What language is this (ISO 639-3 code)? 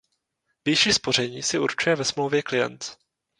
ces